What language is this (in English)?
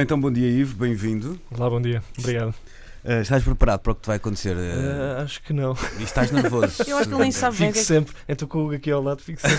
Portuguese